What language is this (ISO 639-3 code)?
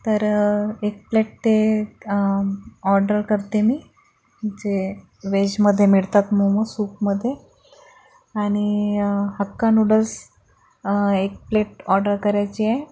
mar